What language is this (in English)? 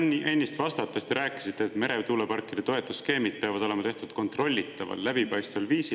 Estonian